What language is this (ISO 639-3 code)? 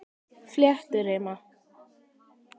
isl